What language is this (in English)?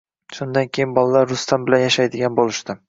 Uzbek